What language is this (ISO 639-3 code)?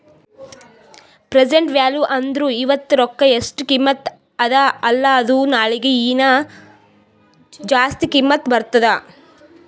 kan